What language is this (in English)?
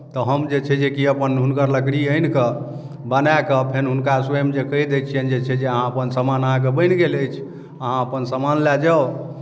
Maithili